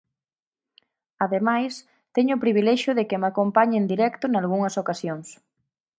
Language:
Galician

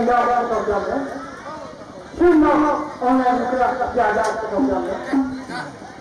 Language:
Arabic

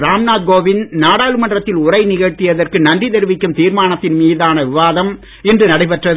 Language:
Tamil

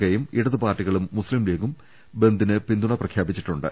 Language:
Malayalam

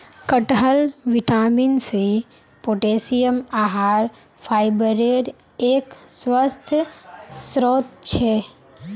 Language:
Magahi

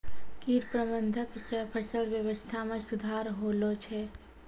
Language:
Maithili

